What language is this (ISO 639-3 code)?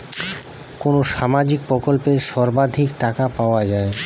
ben